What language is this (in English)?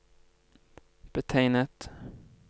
Norwegian